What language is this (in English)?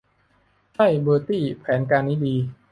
Thai